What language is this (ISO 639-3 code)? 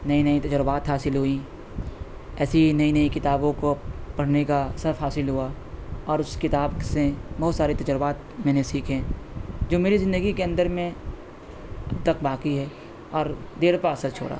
urd